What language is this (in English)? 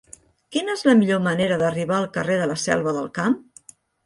Catalan